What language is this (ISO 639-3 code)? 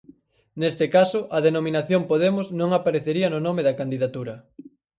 glg